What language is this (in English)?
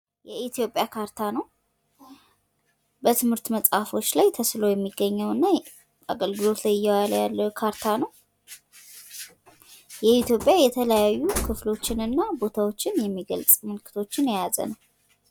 Amharic